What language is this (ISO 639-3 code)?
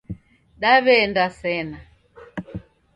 dav